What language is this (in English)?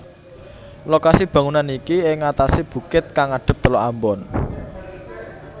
Javanese